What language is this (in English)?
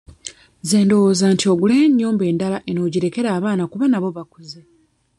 Ganda